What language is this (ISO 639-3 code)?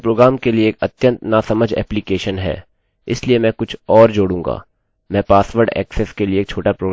hin